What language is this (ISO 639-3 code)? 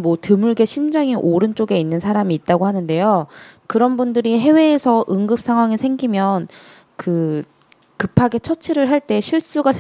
kor